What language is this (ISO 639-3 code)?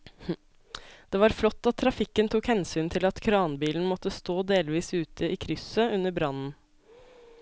nor